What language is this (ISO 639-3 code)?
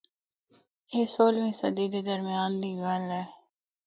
hno